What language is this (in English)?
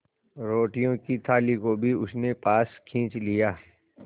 Hindi